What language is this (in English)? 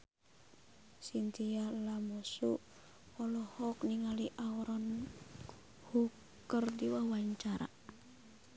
Sundanese